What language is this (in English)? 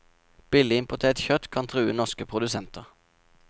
Norwegian